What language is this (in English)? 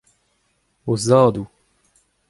Breton